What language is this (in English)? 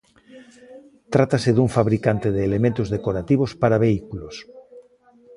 Galician